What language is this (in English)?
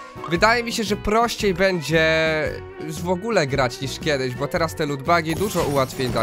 Polish